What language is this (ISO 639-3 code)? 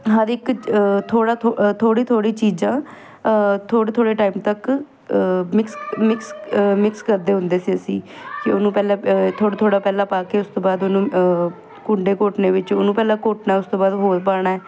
pan